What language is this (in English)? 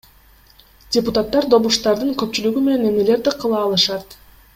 Kyrgyz